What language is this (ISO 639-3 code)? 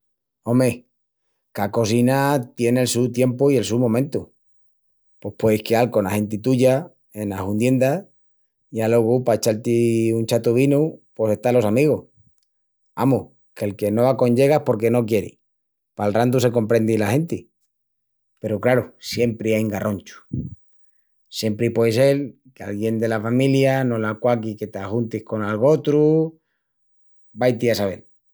ext